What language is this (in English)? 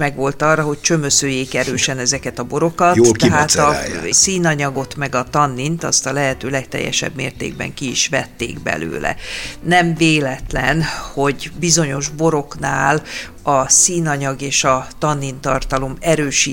Hungarian